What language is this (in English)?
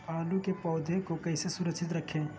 Magahi